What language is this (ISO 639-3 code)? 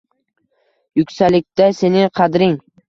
uzb